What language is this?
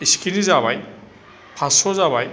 Bodo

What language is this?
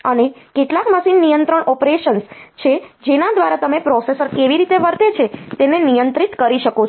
Gujarati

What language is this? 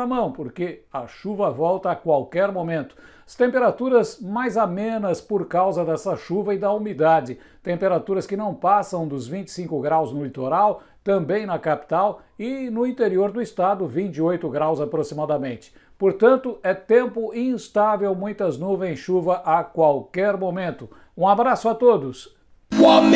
Portuguese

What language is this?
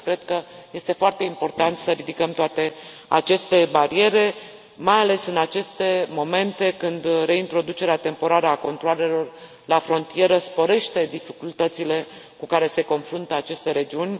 Romanian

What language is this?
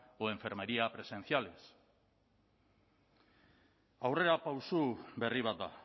Basque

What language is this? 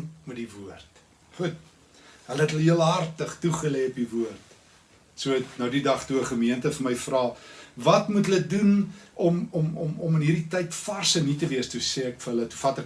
Dutch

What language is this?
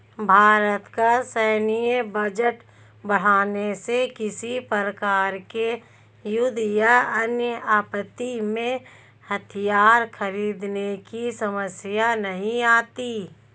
Hindi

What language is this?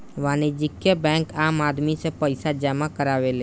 Bhojpuri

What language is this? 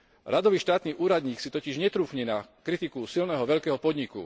Slovak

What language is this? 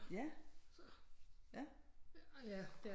Danish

